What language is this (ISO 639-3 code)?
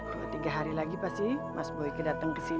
ind